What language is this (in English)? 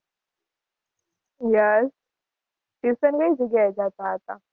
Gujarati